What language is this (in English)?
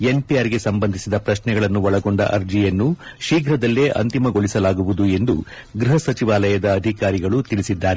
Kannada